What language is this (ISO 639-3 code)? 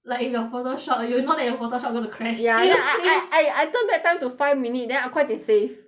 eng